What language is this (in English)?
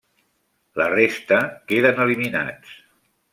Catalan